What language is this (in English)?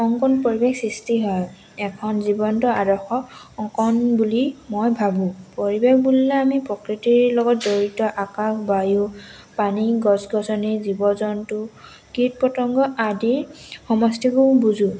Assamese